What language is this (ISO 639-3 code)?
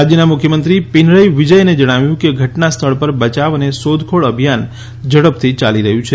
guj